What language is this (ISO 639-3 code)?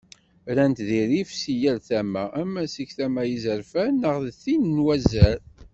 kab